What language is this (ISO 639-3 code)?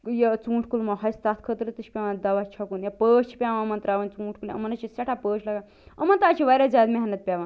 kas